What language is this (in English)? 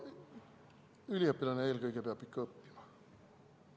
Estonian